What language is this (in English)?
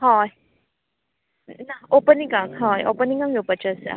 Konkani